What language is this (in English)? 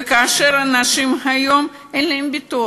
Hebrew